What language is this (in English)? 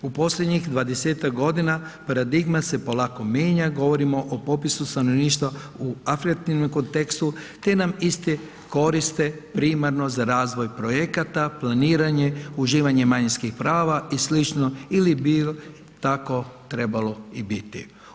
Croatian